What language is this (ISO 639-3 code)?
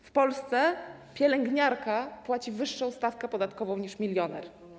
pol